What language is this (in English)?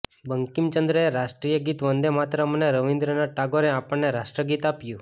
Gujarati